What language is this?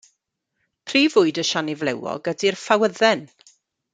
Welsh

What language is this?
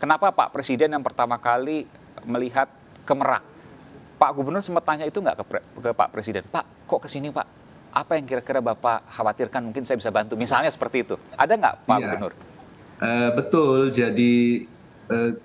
Indonesian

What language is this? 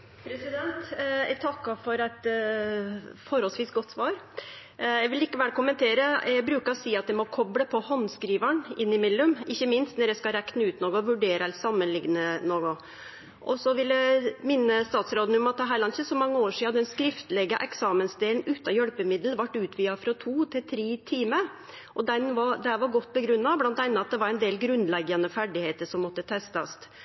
Norwegian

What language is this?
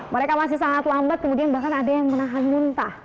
Indonesian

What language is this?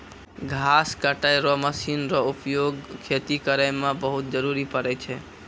Maithili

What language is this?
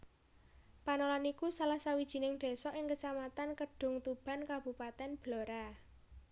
Javanese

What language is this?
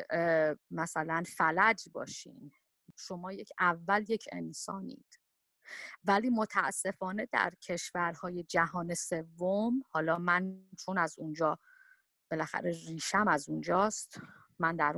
Persian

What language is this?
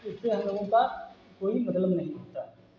Hindi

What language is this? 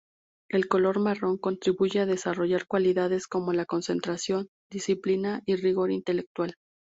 Spanish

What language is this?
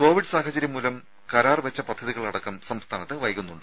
Malayalam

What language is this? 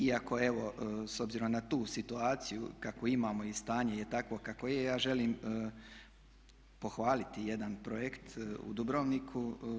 Croatian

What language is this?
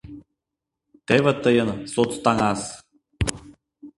Mari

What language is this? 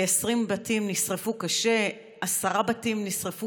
Hebrew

